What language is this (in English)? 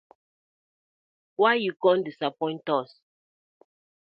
Nigerian Pidgin